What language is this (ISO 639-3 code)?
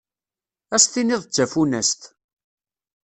kab